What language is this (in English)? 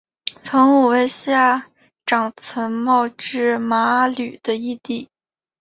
Chinese